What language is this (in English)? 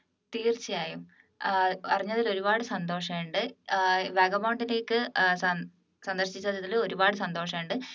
Malayalam